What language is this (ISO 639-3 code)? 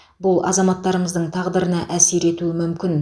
kaz